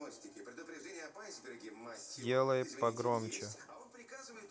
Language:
Russian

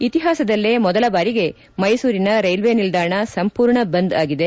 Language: Kannada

